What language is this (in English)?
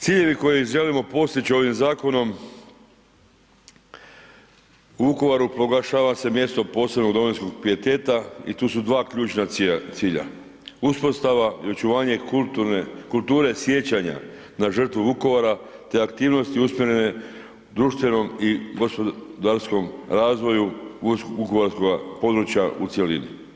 Croatian